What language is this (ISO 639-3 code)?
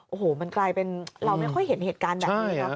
tha